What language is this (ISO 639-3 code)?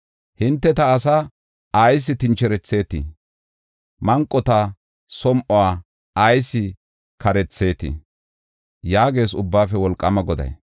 gof